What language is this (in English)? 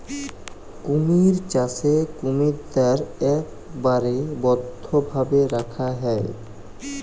Bangla